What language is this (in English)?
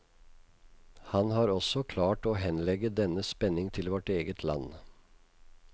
Norwegian